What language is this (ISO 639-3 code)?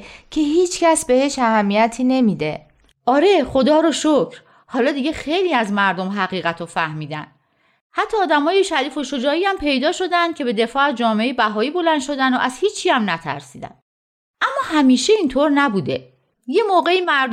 fas